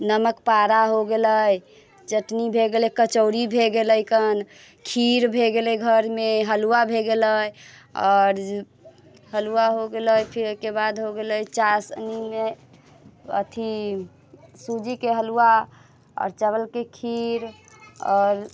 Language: Maithili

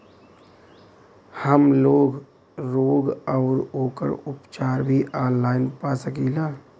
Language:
Bhojpuri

